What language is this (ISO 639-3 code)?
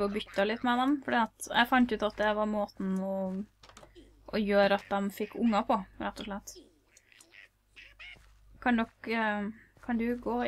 nor